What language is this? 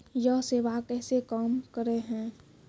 Maithili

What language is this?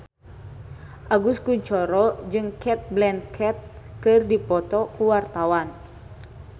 Sundanese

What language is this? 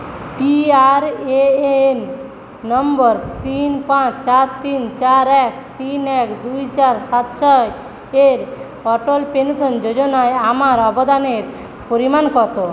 Bangla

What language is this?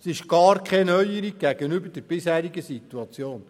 Swiss German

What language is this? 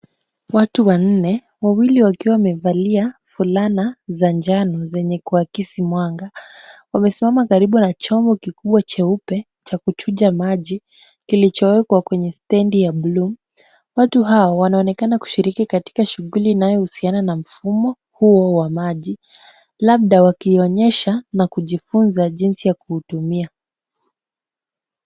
Swahili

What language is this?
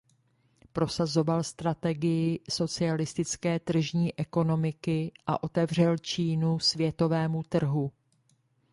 Czech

